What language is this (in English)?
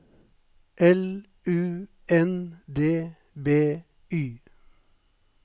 Norwegian